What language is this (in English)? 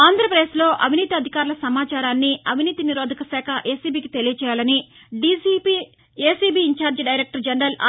Telugu